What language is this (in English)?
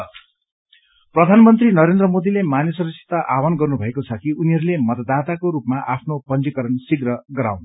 Nepali